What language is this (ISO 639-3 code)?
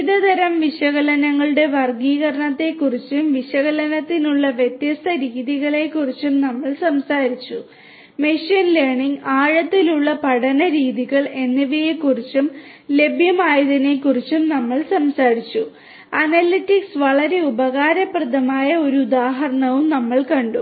mal